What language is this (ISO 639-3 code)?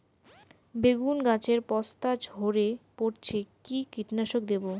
ben